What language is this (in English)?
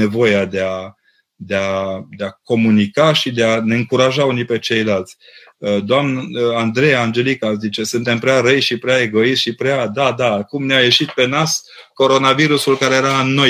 Romanian